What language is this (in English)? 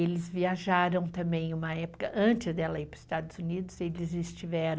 Portuguese